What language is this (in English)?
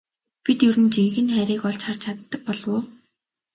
Mongolian